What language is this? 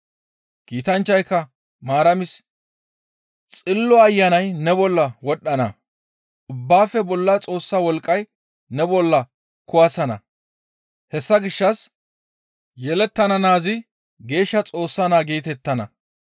Gamo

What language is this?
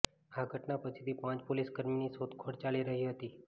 Gujarati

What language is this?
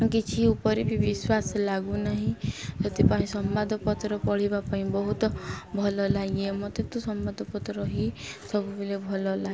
Odia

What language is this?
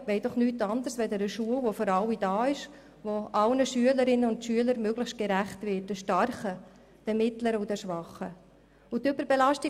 Swiss German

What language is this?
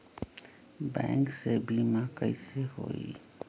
Magahi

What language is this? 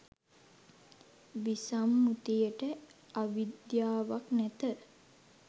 Sinhala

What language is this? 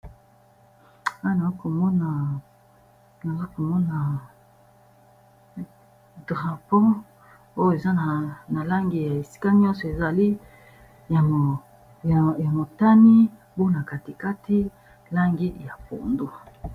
Lingala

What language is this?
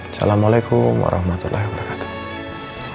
Indonesian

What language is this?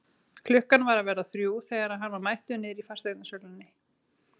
Icelandic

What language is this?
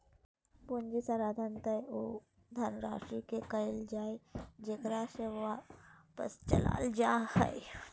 Magahi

